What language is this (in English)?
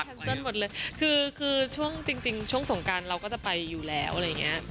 Thai